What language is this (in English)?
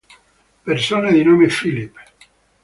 Italian